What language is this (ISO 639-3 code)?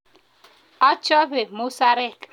kln